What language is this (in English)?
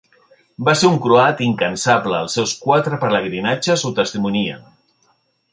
Catalan